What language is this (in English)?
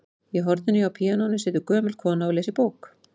Icelandic